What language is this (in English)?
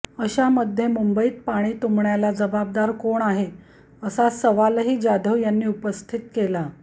Marathi